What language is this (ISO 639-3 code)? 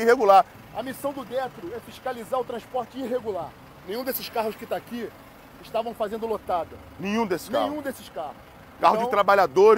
por